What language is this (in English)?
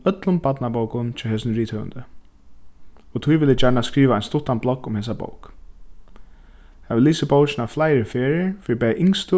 Faroese